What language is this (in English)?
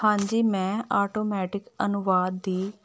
Punjabi